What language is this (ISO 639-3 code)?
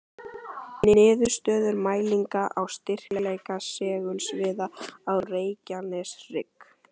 isl